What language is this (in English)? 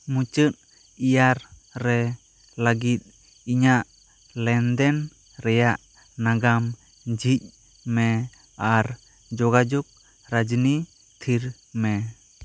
Santali